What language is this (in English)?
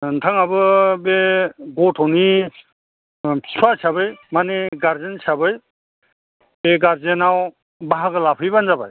Bodo